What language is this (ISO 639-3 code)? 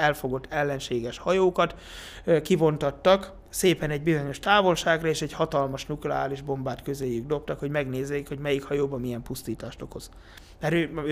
hun